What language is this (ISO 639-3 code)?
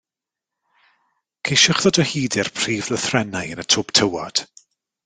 cym